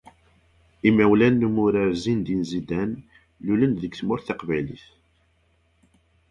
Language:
Kabyle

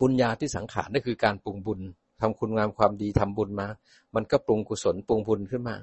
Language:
Thai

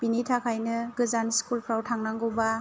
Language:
Bodo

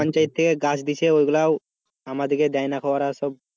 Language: Bangla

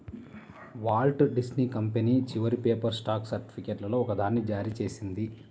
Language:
Telugu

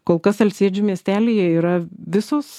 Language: Lithuanian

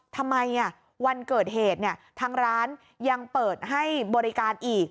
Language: Thai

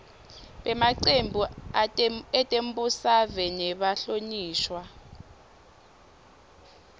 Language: Swati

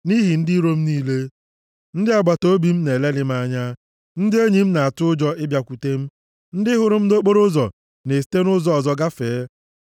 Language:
Igbo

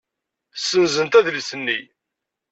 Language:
Kabyle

